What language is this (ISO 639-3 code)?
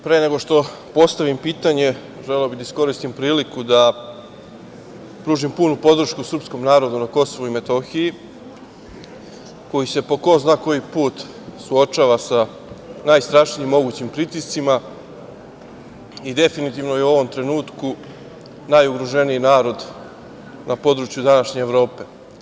srp